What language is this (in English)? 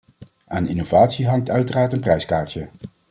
Dutch